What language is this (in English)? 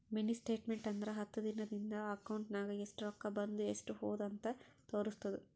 Kannada